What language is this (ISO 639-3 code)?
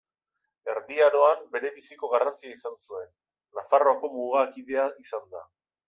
eus